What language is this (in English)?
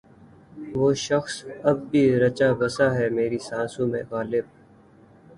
Urdu